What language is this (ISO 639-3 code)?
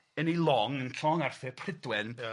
cym